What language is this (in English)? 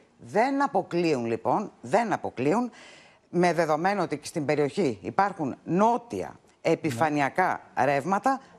Greek